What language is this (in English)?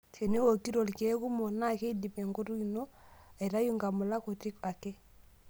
Masai